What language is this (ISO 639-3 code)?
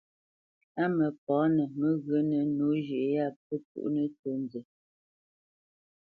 bce